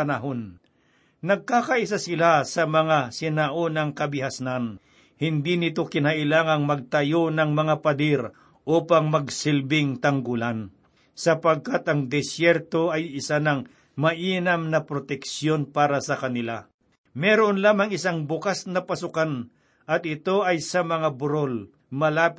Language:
Filipino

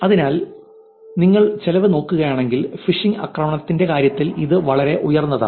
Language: Malayalam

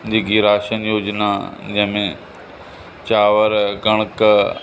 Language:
Sindhi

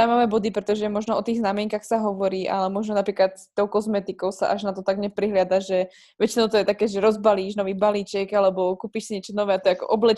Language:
Slovak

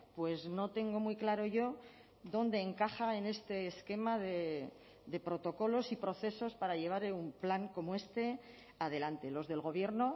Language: Spanish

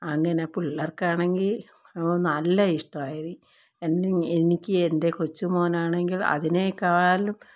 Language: Malayalam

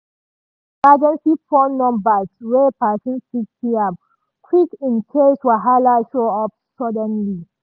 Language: Nigerian Pidgin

